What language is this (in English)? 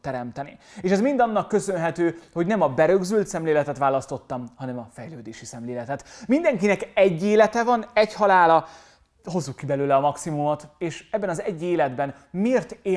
Hungarian